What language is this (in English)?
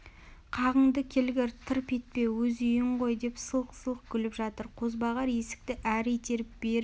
Kazakh